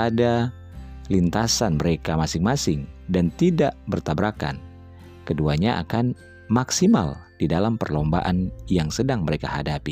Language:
Indonesian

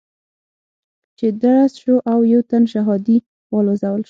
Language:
Pashto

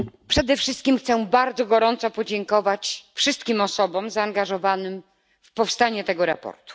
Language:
Polish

